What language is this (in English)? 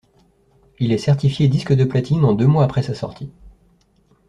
French